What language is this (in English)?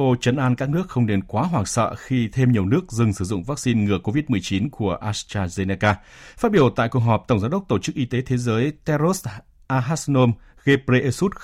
Vietnamese